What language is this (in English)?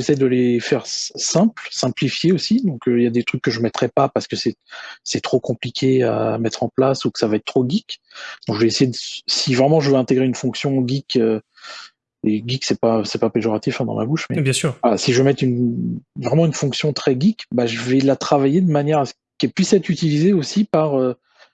French